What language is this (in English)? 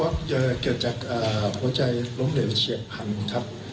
Thai